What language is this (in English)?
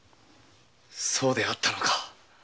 Japanese